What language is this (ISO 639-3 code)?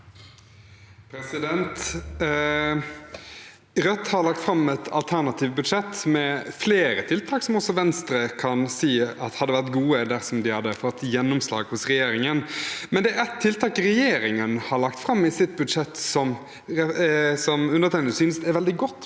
nor